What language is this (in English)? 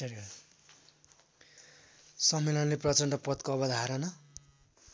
Nepali